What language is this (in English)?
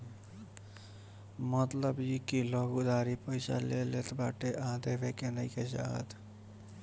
Bhojpuri